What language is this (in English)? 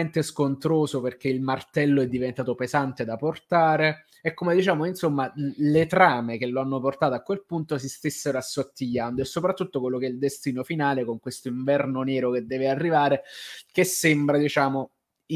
Italian